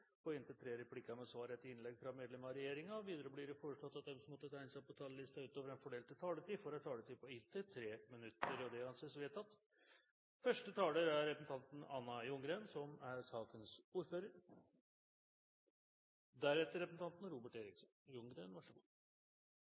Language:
Norwegian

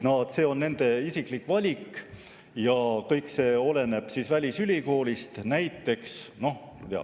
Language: Estonian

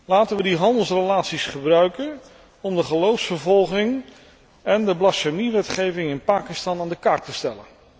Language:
Dutch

